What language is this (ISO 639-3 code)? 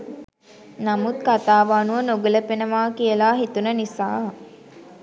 sin